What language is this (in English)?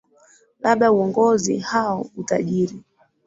Swahili